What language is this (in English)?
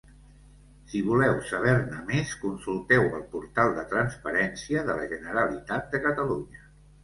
Catalan